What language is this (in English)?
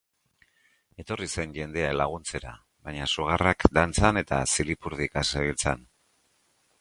Basque